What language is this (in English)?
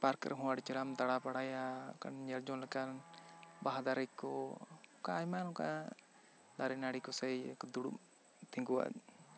Santali